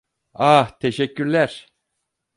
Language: Turkish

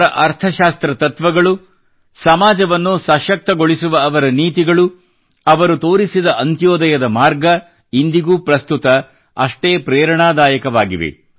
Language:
Kannada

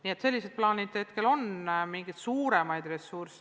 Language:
Estonian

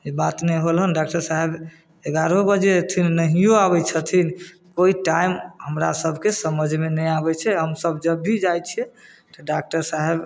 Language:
Maithili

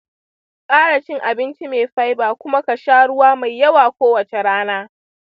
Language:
Hausa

